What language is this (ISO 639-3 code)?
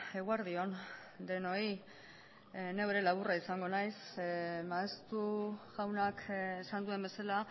eus